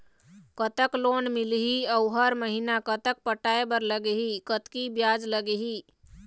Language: Chhattisgarhi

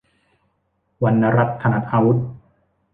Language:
Thai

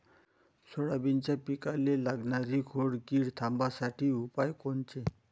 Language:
Marathi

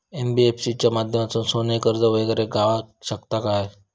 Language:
Marathi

